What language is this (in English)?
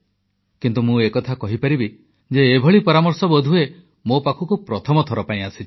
Odia